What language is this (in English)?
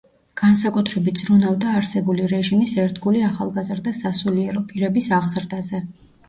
Georgian